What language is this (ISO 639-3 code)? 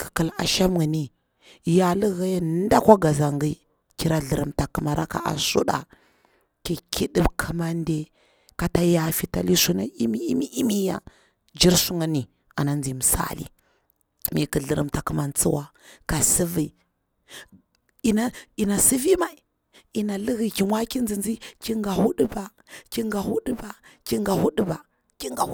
bwr